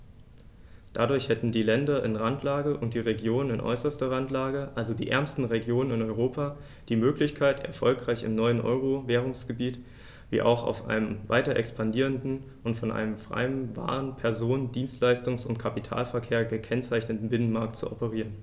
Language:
German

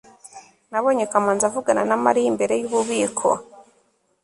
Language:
Kinyarwanda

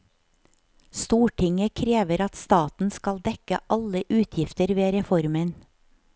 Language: Norwegian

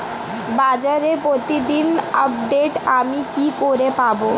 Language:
Bangla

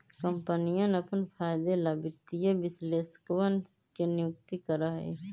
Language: Magahi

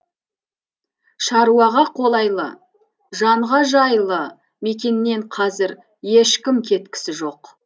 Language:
Kazakh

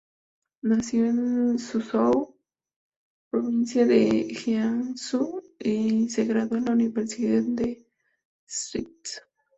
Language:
Spanish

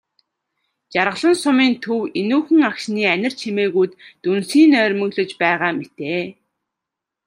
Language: Mongolian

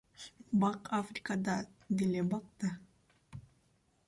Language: Kyrgyz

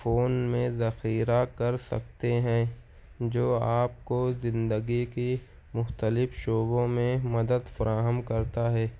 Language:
Urdu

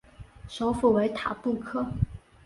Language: Chinese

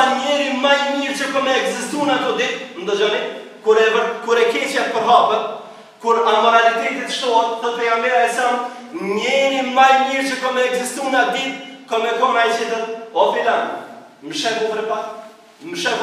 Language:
Romanian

